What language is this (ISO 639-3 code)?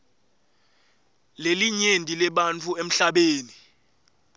ssw